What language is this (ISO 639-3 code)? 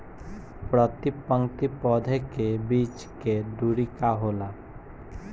bho